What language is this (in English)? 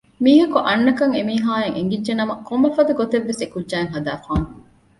Divehi